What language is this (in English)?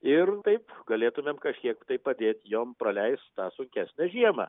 Lithuanian